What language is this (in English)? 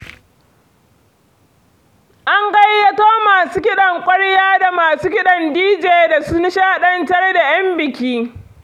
Hausa